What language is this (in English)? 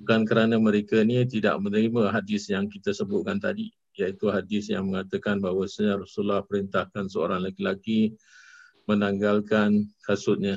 Malay